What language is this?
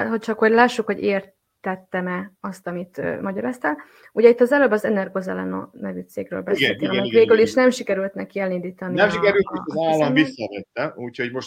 Hungarian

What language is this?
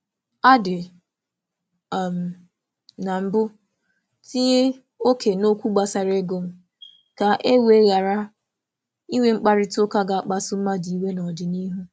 Igbo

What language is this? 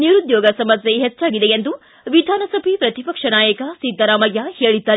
Kannada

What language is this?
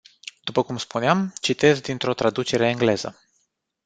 Romanian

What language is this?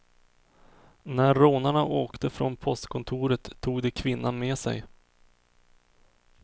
Swedish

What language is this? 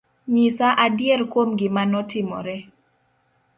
Luo (Kenya and Tanzania)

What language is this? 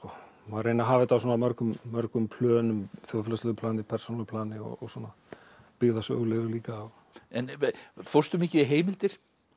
Icelandic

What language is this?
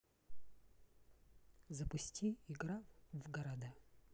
Russian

